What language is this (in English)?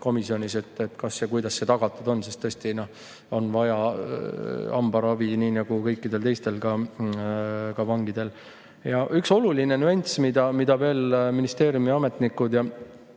Estonian